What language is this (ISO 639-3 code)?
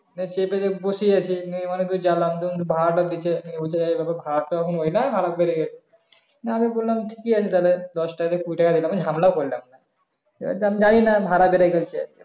ben